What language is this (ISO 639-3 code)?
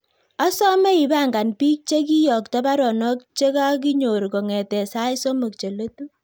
kln